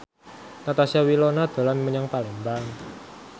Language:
Javanese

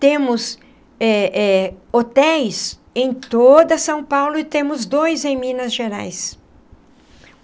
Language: Portuguese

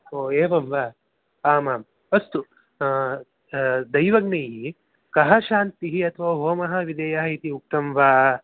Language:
Sanskrit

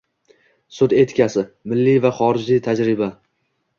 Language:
Uzbek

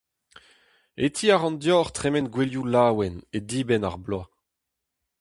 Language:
Breton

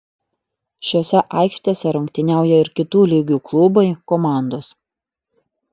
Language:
Lithuanian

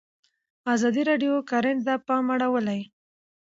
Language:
Pashto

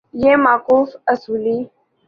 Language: Urdu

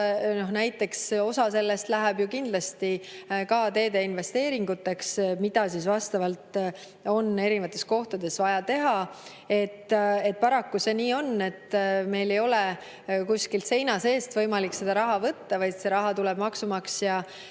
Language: Estonian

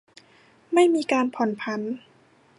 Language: Thai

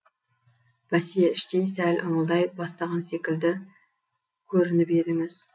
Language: Kazakh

